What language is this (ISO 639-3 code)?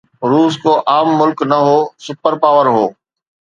snd